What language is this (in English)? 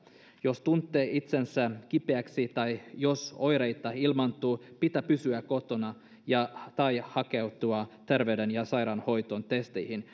Finnish